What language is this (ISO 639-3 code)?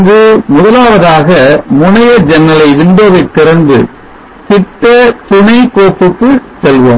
tam